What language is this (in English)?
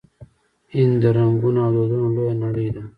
Pashto